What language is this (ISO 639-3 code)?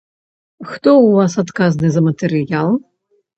bel